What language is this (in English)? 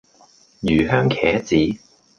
Cantonese